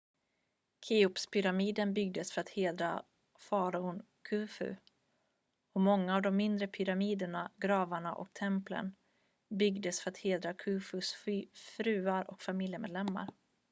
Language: Swedish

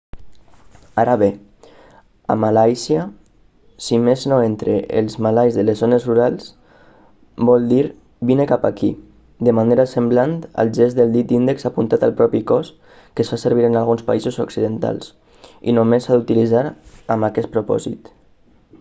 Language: Catalan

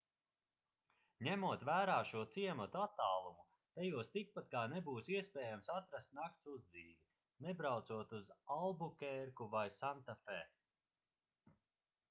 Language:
Latvian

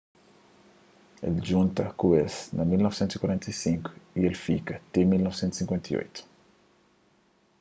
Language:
Kabuverdianu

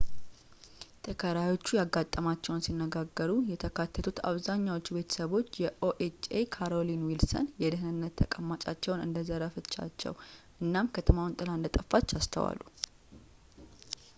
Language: Amharic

